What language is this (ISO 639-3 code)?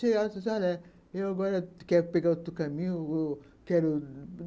por